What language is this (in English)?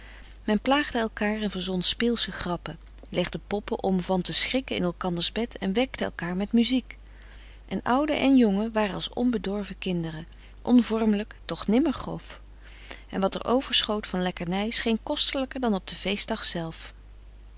Dutch